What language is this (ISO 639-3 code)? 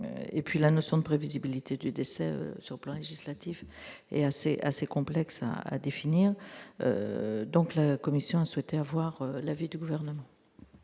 fra